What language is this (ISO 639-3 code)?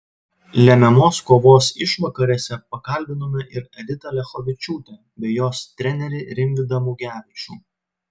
lit